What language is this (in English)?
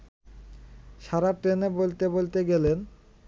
Bangla